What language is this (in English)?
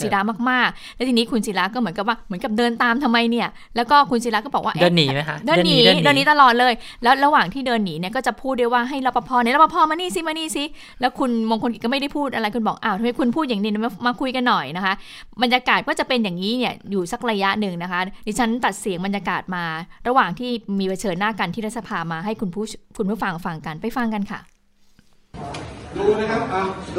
Thai